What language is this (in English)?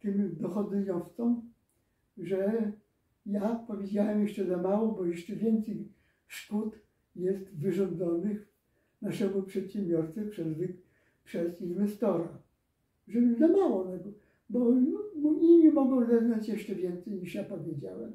Polish